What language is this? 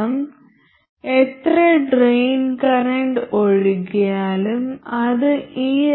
Malayalam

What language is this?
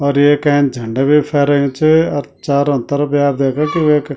Garhwali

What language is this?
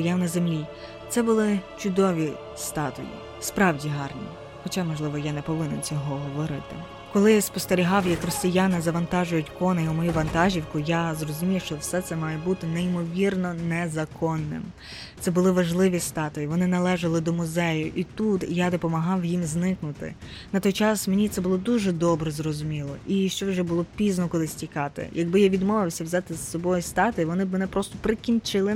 Ukrainian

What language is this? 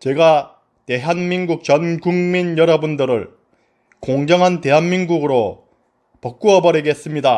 Korean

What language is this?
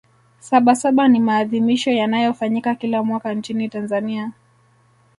Swahili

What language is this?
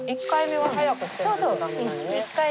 Japanese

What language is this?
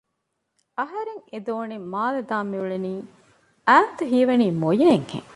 Divehi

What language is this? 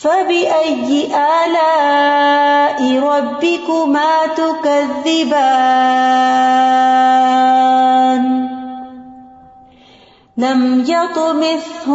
Urdu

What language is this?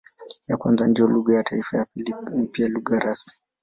Swahili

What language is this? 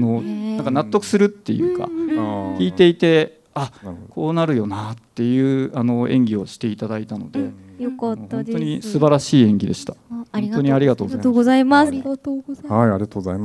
Japanese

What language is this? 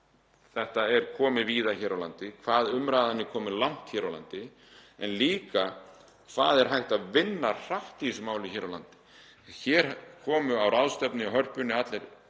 Icelandic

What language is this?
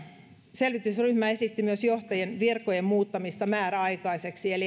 Finnish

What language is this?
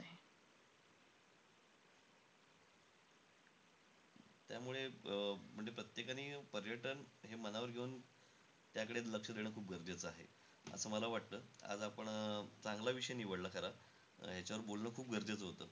Marathi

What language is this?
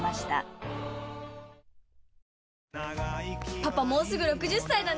Japanese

